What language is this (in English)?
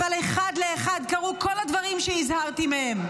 Hebrew